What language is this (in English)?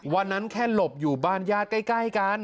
Thai